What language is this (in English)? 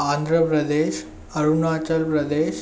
Sindhi